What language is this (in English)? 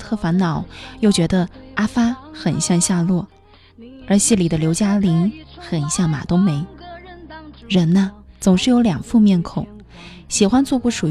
Chinese